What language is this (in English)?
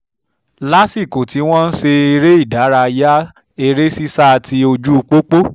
Yoruba